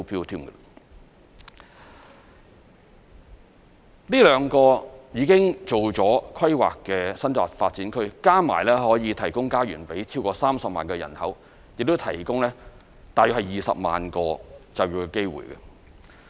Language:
Cantonese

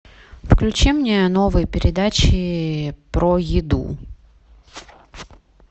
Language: Russian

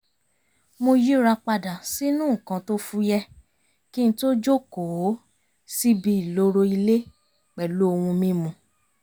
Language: Yoruba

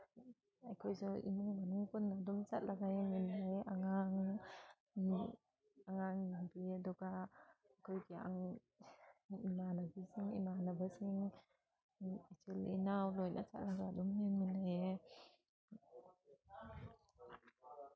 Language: Manipuri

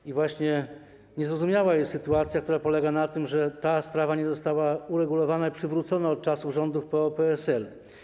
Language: Polish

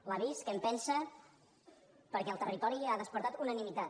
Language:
Catalan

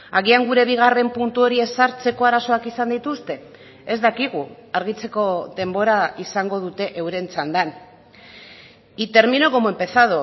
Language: Basque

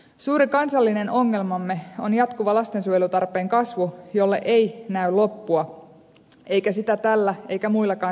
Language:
Finnish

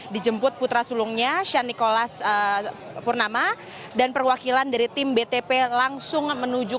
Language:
Indonesian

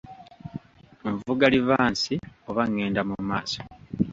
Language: Ganda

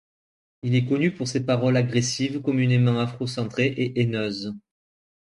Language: French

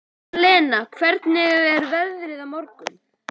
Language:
Icelandic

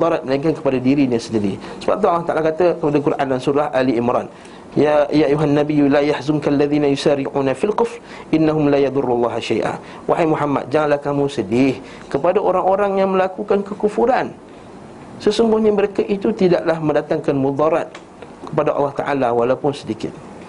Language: Malay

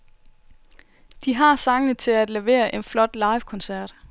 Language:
Danish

